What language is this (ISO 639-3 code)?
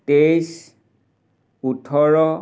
asm